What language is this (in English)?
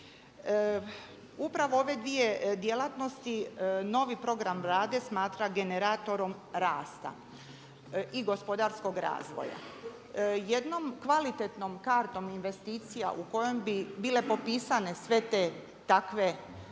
Croatian